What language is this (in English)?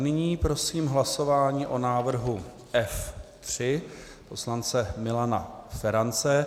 Czech